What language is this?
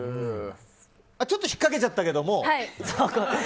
Japanese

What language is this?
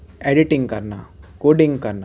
Punjabi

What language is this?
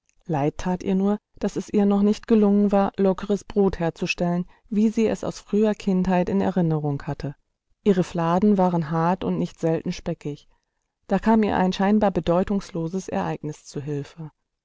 German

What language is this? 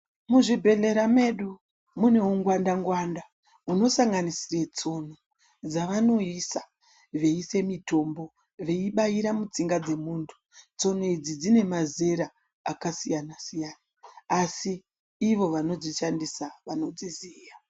Ndau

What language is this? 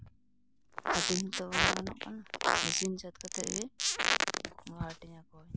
Santali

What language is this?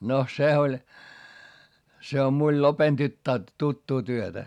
Finnish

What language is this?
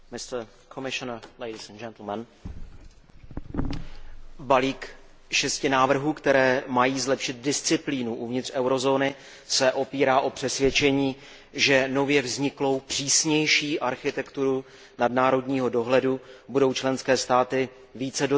Czech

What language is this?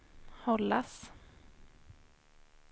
Swedish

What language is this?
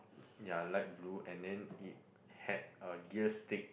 English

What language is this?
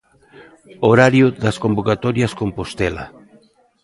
Galician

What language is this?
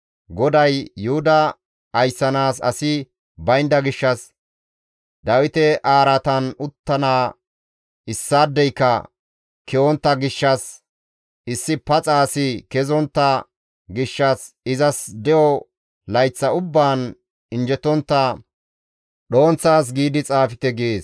Gamo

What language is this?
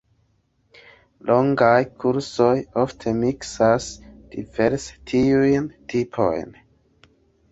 Esperanto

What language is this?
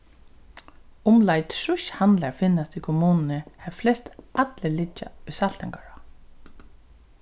Faroese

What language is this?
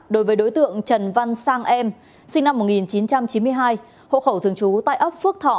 Vietnamese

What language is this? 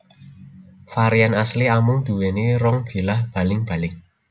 Javanese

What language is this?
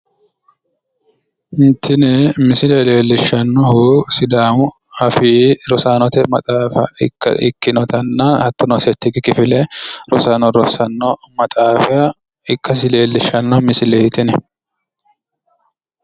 Sidamo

